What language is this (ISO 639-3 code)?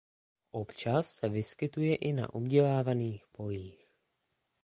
ces